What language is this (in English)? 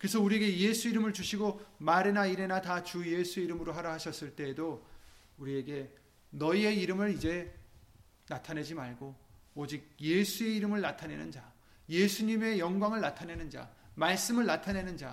Korean